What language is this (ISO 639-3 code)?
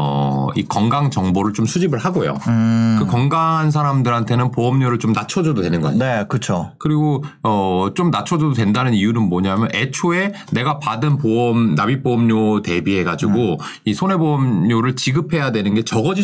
kor